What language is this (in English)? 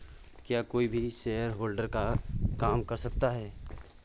Hindi